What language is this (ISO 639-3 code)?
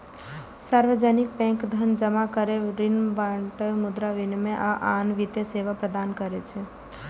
mai